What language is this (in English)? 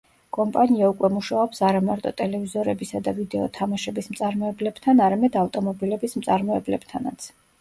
Georgian